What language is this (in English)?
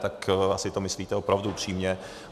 Czech